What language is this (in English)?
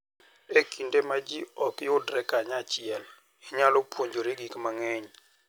Luo (Kenya and Tanzania)